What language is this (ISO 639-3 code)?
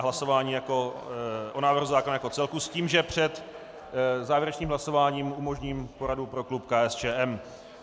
ces